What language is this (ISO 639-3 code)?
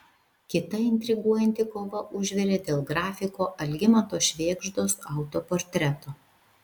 lit